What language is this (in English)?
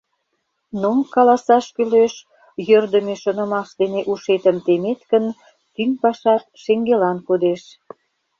Mari